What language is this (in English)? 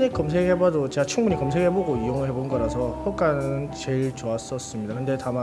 Korean